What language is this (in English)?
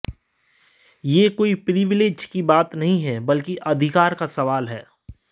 Hindi